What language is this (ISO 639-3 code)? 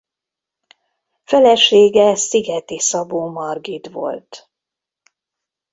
hun